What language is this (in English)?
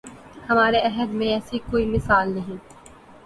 Urdu